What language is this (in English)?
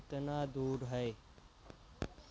Urdu